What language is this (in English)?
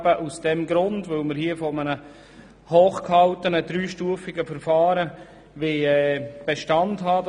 Swiss German